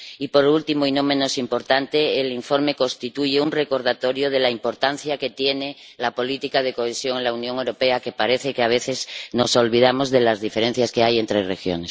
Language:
Spanish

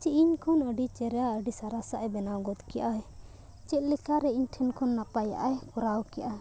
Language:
Santali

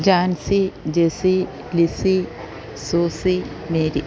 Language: Malayalam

